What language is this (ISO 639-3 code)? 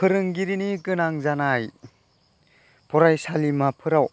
brx